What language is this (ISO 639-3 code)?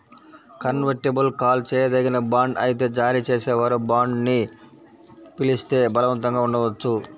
tel